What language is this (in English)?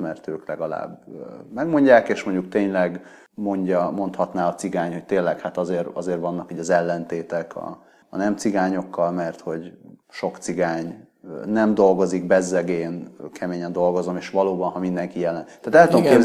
Hungarian